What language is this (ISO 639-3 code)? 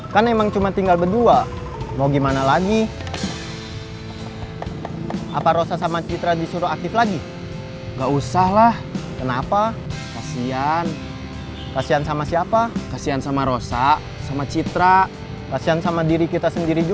ind